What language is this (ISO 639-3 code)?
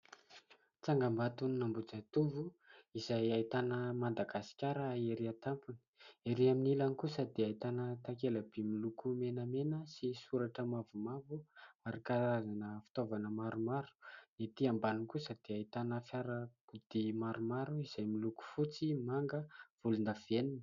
mlg